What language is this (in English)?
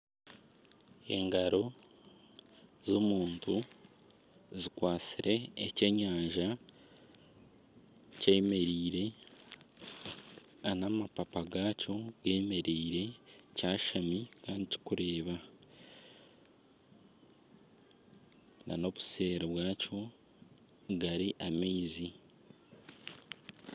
Nyankole